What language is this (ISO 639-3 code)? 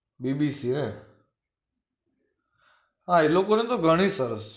guj